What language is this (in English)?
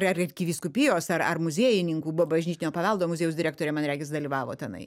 Lithuanian